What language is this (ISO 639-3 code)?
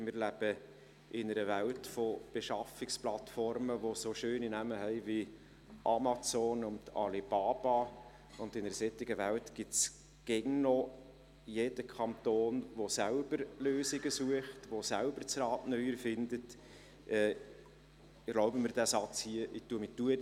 gsw